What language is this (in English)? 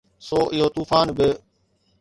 Sindhi